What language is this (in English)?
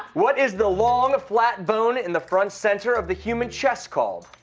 English